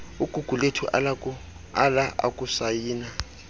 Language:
Xhosa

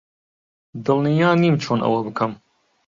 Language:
Central Kurdish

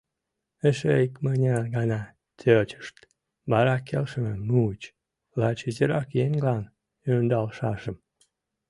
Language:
Mari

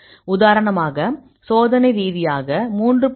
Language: Tamil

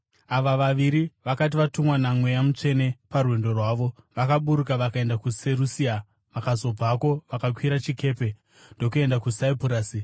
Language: Shona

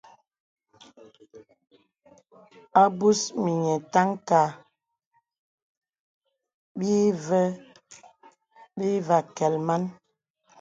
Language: Bebele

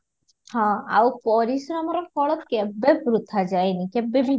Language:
Odia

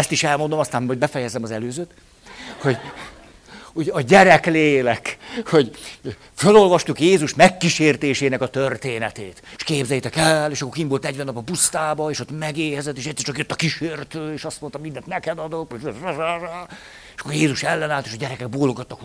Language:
Hungarian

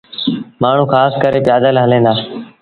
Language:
Sindhi Bhil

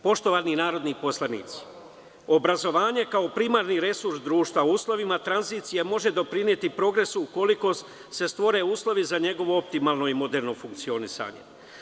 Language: Serbian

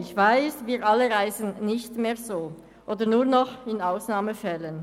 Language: Swiss German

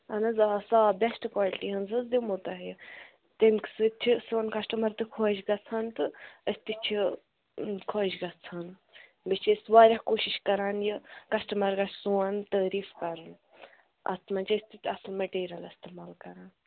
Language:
Kashmiri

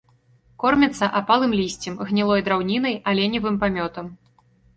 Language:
Belarusian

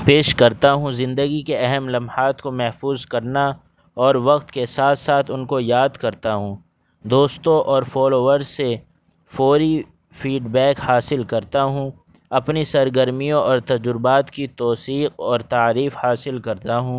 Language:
Urdu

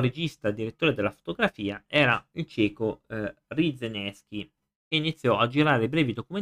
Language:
Italian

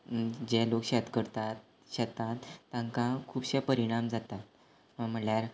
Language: Konkani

